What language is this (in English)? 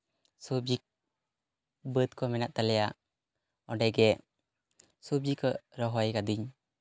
Santali